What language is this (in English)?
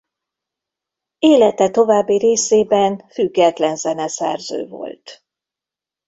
Hungarian